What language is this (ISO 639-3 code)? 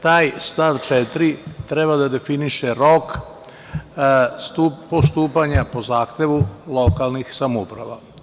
srp